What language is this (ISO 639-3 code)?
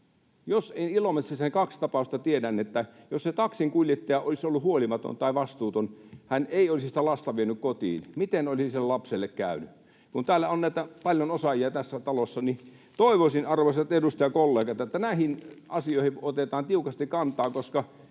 fin